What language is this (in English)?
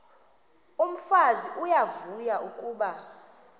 Xhosa